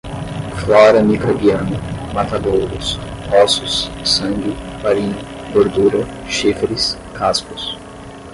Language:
Portuguese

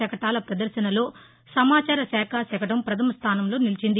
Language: Telugu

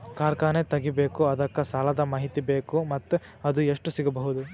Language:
Kannada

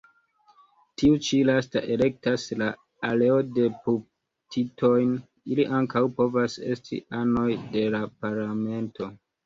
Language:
Esperanto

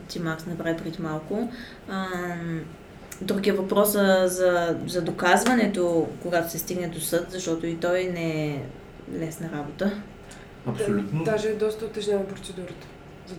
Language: Bulgarian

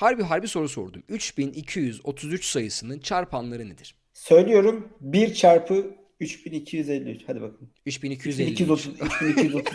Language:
Turkish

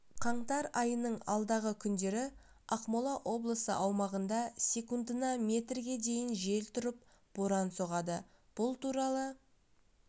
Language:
Kazakh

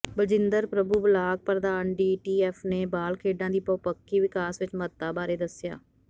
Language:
Punjabi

